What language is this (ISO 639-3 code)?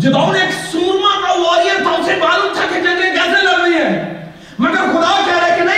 urd